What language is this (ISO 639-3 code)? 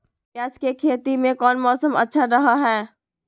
mag